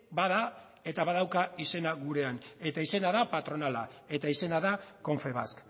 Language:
Basque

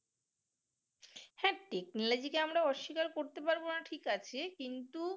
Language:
Bangla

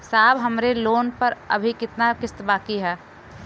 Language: Bhojpuri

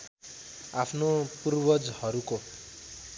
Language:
Nepali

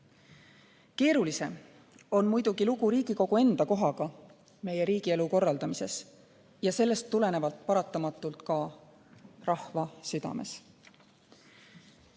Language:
Estonian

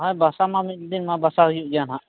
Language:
Santali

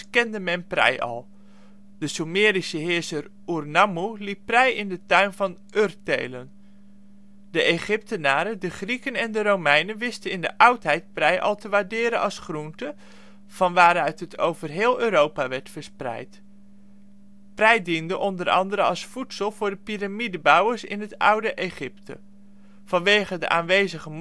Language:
Dutch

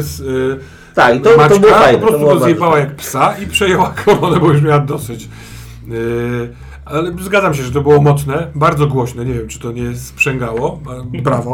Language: Polish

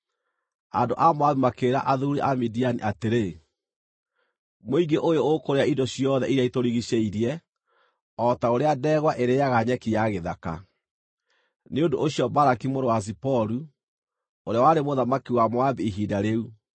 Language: Kikuyu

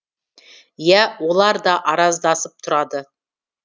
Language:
Kazakh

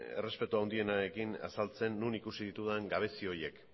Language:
Basque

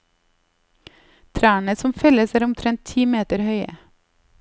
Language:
Norwegian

